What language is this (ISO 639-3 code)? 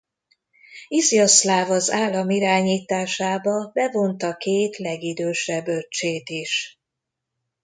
hun